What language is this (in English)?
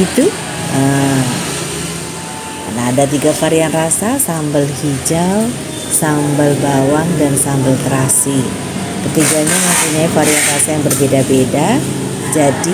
Indonesian